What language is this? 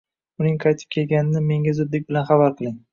Uzbek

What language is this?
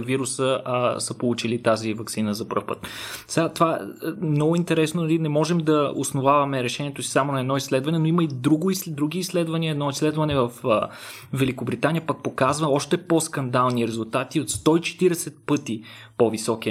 Bulgarian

